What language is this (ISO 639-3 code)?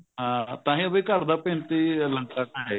pan